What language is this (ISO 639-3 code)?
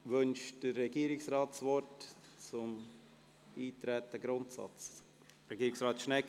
gsw